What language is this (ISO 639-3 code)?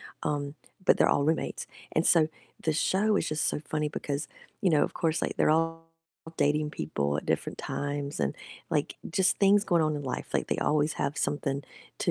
eng